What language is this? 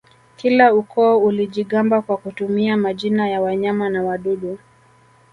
Swahili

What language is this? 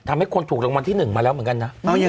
Thai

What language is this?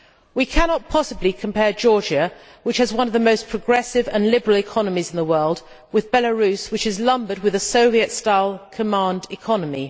English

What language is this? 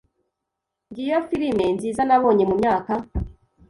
Kinyarwanda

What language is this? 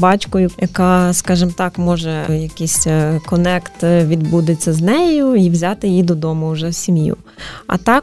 Ukrainian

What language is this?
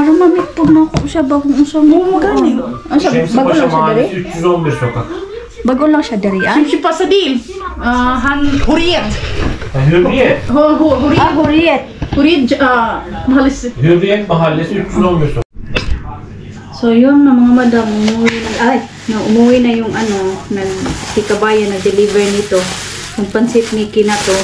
Filipino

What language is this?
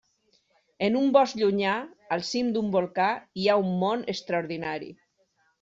Catalan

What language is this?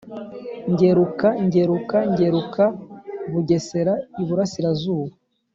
Kinyarwanda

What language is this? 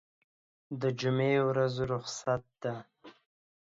Pashto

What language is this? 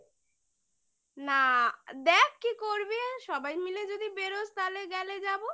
Bangla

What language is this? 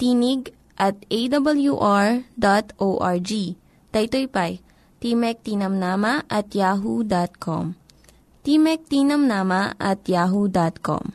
Filipino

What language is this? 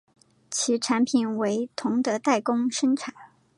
Chinese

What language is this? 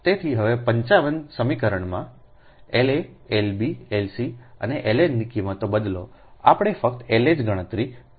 Gujarati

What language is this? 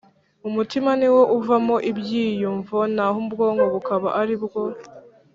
Kinyarwanda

